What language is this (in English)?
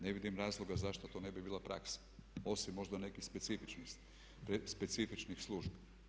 Croatian